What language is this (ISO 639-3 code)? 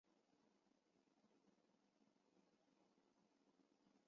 zho